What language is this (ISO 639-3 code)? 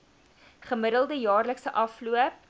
afr